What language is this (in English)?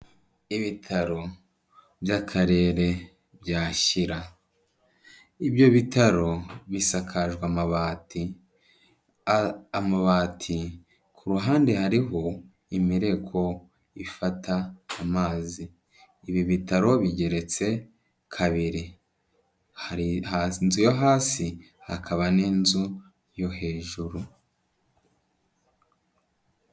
Kinyarwanda